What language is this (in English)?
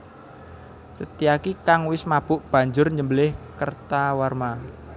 Javanese